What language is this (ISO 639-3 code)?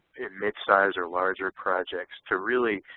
eng